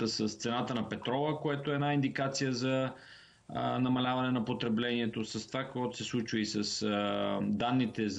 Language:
Bulgarian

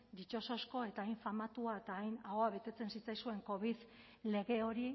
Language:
Basque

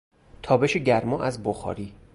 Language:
Persian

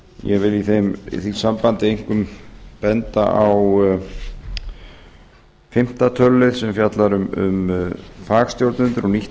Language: Icelandic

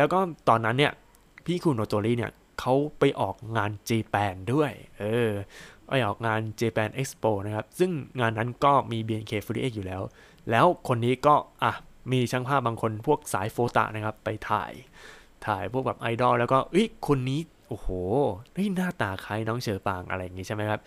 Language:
Thai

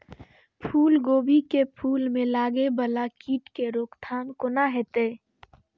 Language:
Maithili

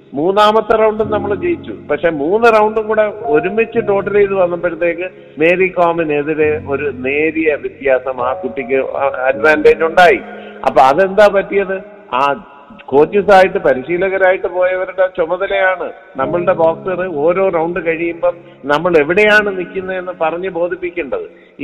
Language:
Malayalam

